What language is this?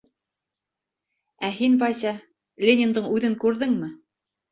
Bashkir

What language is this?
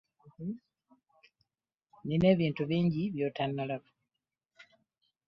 Ganda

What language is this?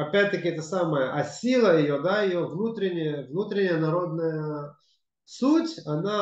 Russian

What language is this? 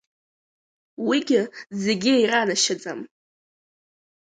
Abkhazian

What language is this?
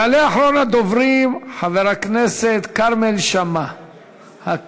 Hebrew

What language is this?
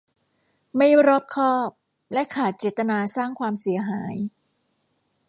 Thai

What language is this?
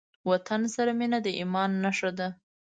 Pashto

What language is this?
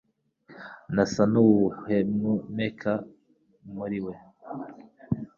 Kinyarwanda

